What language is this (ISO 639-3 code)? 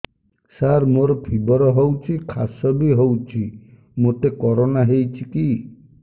ori